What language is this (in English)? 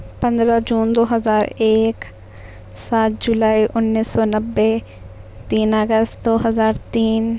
Urdu